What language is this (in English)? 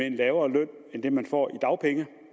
Danish